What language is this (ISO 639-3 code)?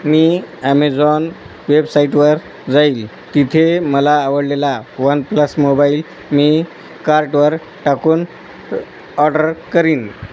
mar